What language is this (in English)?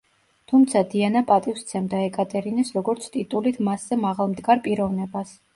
Georgian